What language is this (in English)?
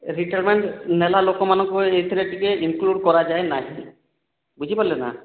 Odia